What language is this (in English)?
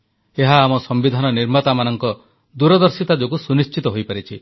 Odia